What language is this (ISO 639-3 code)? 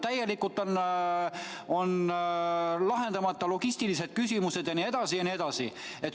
est